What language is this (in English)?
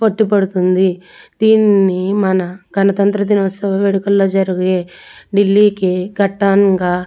Telugu